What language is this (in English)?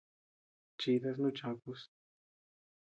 Tepeuxila Cuicatec